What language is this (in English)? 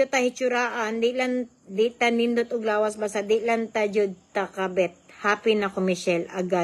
Filipino